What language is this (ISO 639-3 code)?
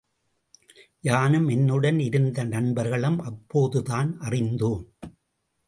tam